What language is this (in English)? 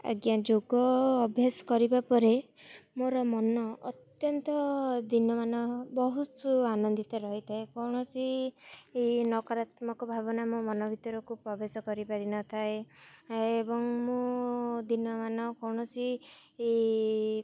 Odia